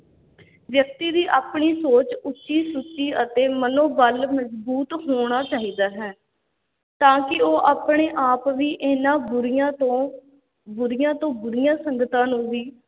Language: Punjabi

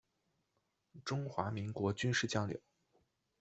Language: Chinese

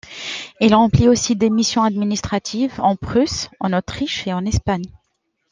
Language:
French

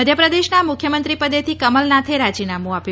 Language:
Gujarati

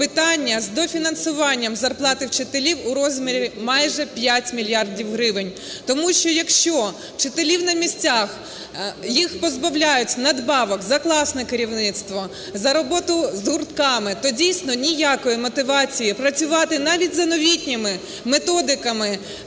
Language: Ukrainian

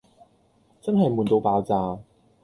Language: Cantonese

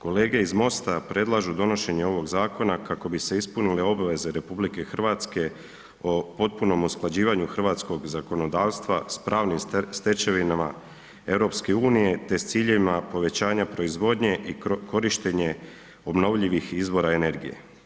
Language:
Croatian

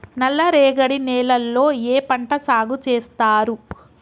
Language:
Telugu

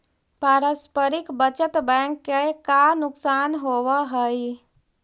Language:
Magahi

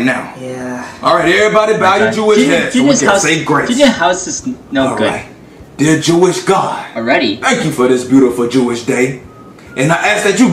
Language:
English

